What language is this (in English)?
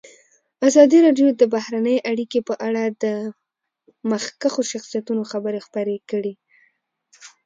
Pashto